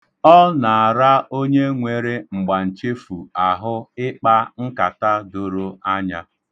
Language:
Igbo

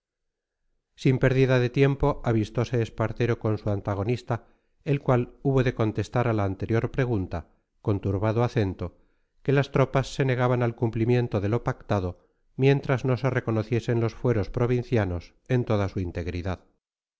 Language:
Spanish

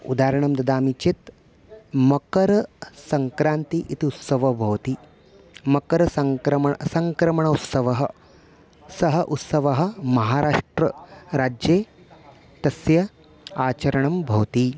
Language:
Sanskrit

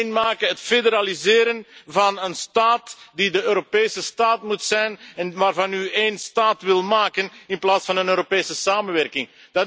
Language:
Dutch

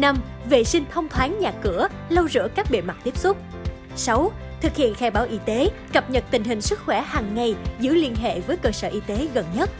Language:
Vietnamese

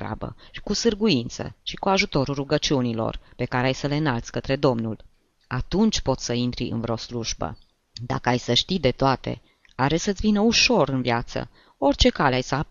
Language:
Romanian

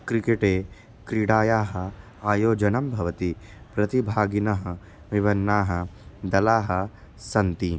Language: Sanskrit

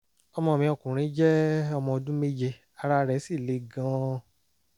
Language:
Yoruba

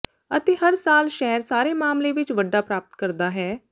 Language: Punjabi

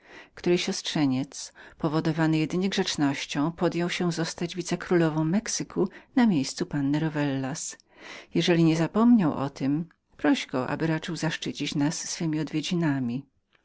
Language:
Polish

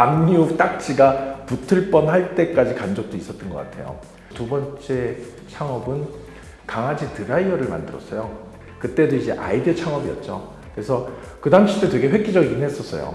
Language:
Korean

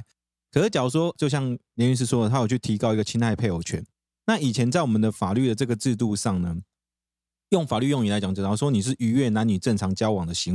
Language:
Chinese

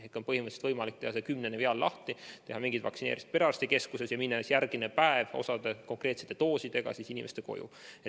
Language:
Estonian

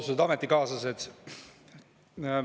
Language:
Estonian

